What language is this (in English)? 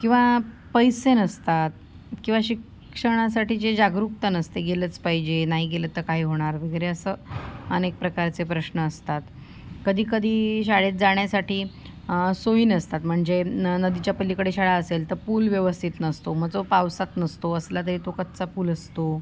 Marathi